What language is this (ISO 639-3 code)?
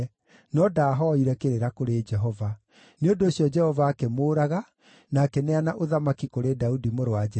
kik